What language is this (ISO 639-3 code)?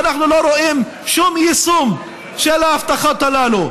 heb